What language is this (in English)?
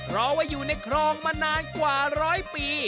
Thai